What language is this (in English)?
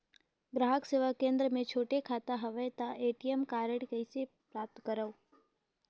Chhattisgarhi